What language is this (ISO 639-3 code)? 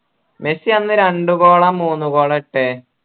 mal